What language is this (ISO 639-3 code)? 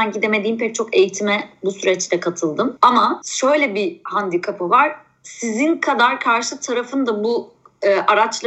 tur